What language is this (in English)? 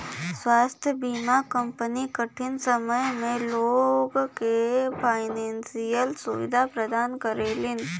Bhojpuri